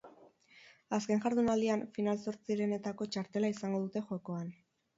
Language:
Basque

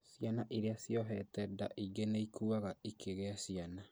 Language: Kikuyu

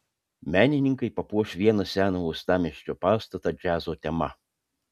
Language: Lithuanian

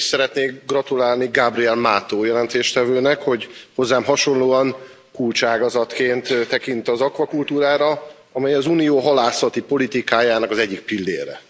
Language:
Hungarian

